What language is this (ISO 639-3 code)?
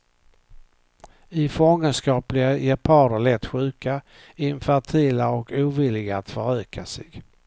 swe